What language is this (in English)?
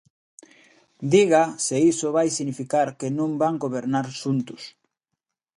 Galician